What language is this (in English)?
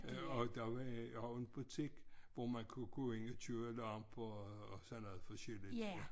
Danish